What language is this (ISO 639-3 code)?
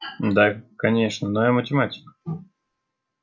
rus